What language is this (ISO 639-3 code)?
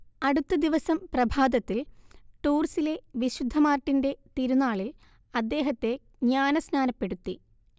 mal